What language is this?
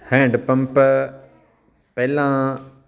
Punjabi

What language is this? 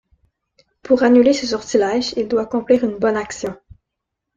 French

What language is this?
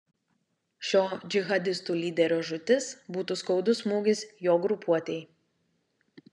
Lithuanian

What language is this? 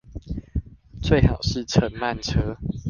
Chinese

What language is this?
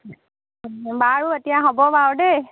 Assamese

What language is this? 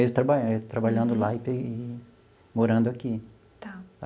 Portuguese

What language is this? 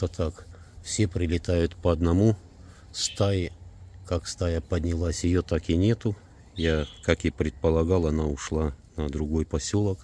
Russian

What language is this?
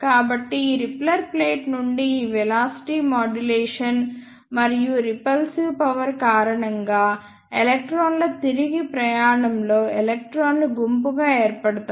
Telugu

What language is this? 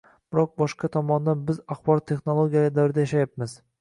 Uzbek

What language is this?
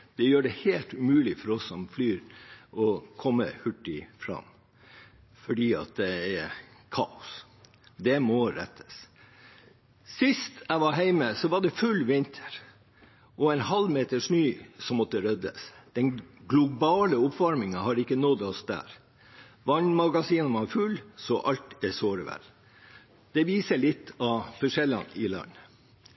Norwegian Bokmål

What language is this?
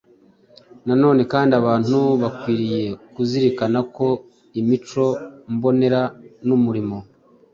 Kinyarwanda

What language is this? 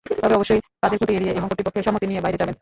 Bangla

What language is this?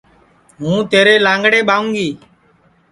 Sansi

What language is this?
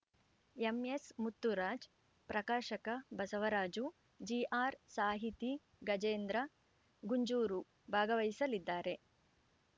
Kannada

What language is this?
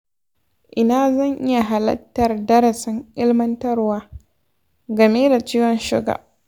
Hausa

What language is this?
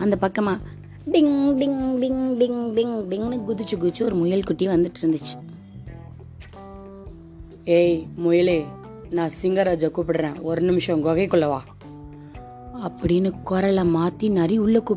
Tamil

